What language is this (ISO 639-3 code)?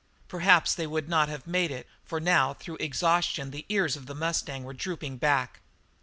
eng